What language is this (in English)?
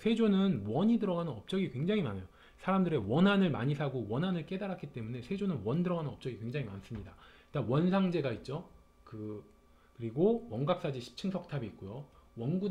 Korean